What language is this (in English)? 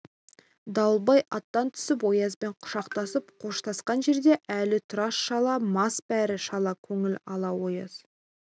Kazakh